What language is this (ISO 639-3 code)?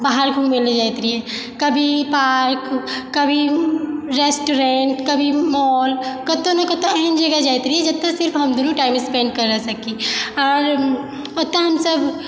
mai